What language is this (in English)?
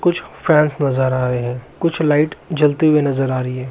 Magahi